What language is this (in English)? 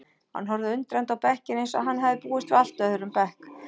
Icelandic